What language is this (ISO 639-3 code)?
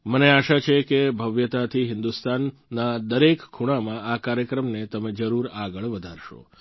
guj